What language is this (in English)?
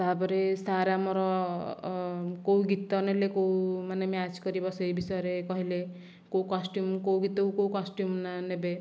Odia